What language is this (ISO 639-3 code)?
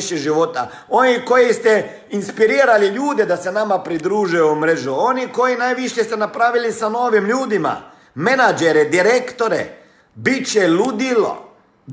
hrv